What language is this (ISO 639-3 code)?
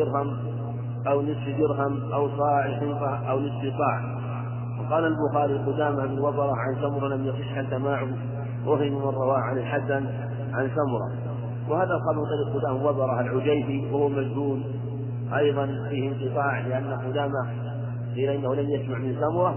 ara